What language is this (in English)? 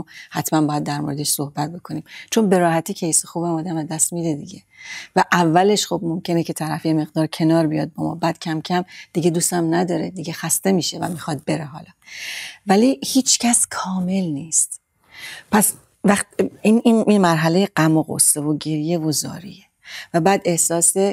Persian